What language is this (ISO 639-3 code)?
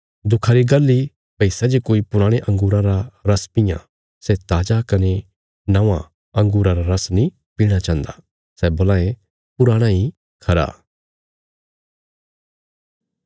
kfs